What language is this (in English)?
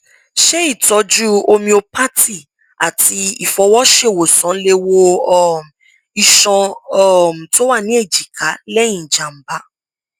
Yoruba